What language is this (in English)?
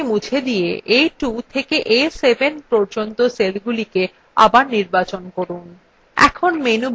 Bangla